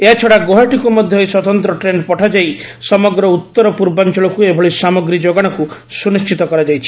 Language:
Odia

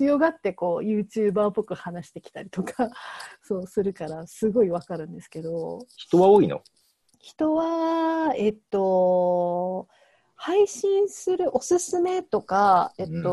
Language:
Japanese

